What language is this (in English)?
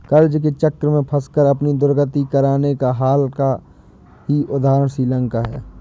Hindi